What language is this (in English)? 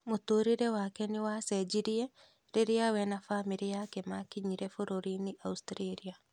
Kikuyu